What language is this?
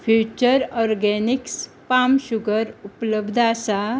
Konkani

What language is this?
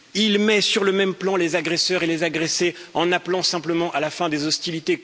French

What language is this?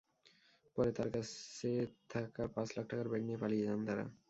Bangla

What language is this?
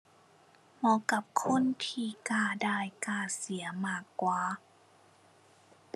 Thai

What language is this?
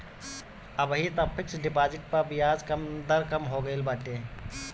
Bhojpuri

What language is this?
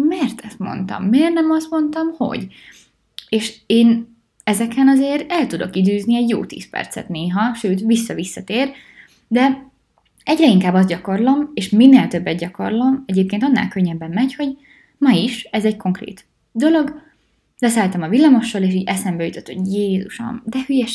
Hungarian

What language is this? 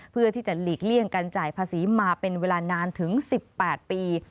Thai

